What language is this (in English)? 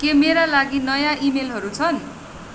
Nepali